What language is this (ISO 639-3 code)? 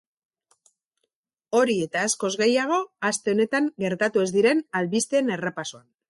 eus